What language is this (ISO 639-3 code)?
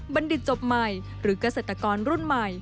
tha